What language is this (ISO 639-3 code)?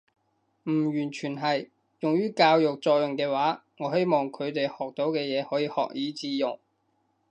yue